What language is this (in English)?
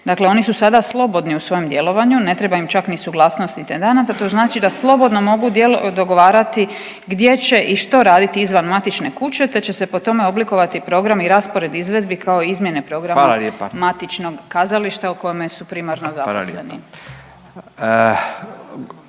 Croatian